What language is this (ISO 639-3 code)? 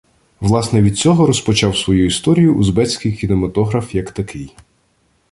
ukr